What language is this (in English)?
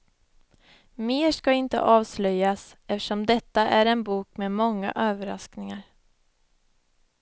Swedish